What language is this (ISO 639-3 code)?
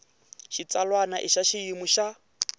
tso